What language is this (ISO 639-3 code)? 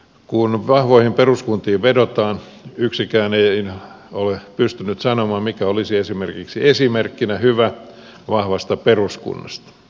fin